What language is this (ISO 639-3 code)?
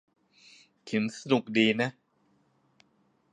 tha